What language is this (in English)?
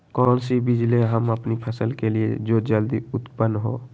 Magahi